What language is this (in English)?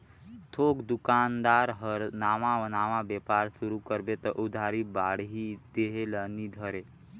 Chhattisgarhi